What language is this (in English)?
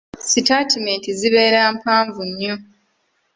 Ganda